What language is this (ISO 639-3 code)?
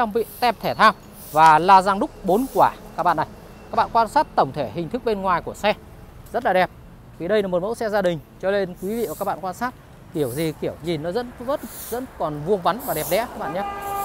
vie